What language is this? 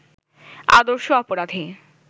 Bangla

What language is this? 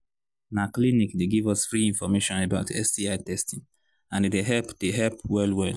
Nigerian Pidgin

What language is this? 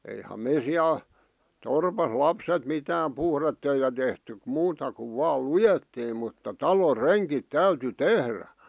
Finnish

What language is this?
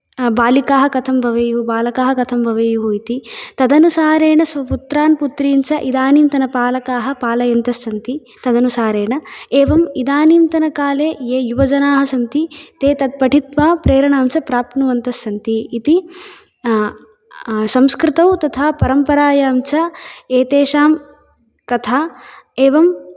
Sanskrit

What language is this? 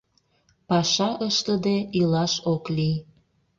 Mari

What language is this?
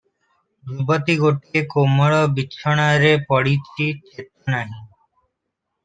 Odia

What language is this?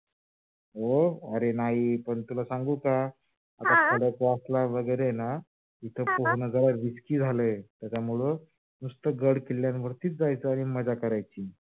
Marathi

